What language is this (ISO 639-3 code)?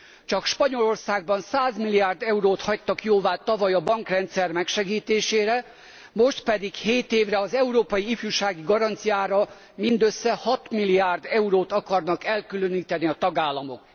hun